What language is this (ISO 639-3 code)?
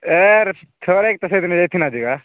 ori